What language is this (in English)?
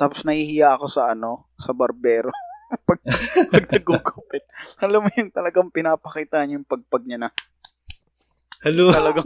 Filipino